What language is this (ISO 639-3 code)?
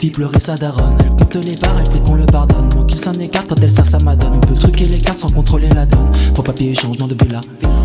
fra